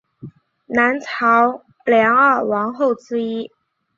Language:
Chinese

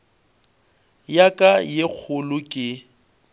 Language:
Northern Sotho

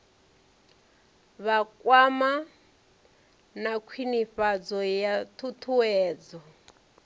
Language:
Venda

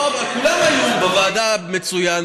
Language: Hebrew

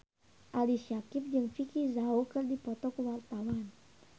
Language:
Sundanese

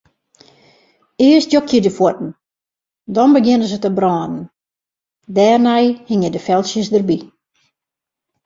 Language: Western Frisian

